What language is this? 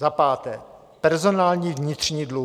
Czech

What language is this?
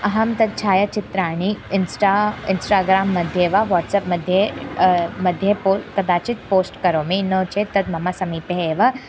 Sanskrit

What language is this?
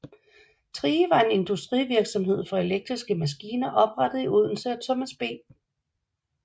Danish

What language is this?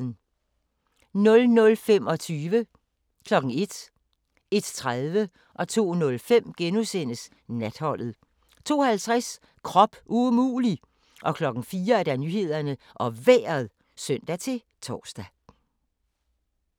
Danish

